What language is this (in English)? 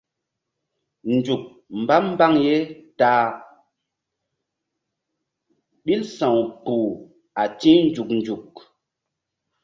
Mbum